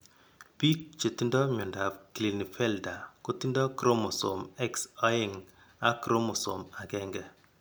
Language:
Kalenjin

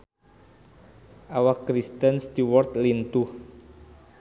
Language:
Sundanese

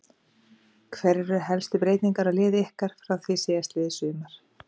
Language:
Icelandic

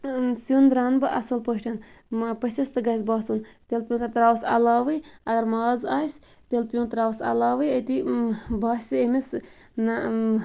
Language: Kashmiri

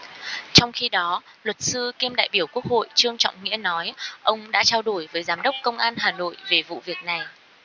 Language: Vietnamese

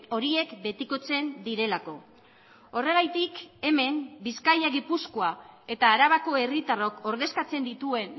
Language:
Basque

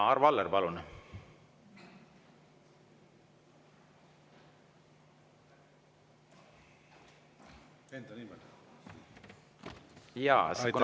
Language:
Estonian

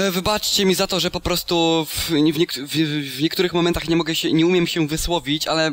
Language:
Polish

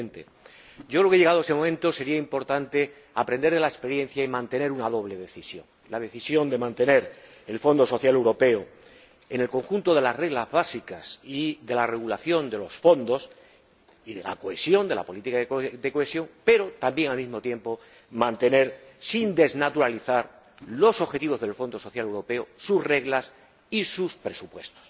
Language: Spanish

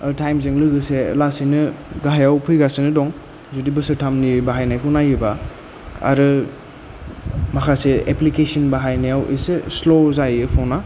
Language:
Bodo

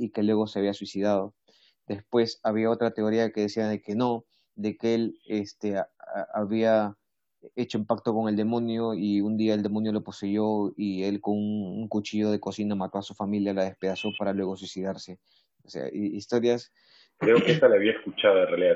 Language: Spanish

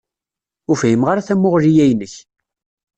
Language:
Kabyle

